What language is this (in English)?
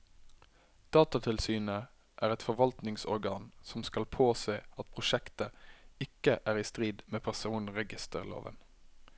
Norwegian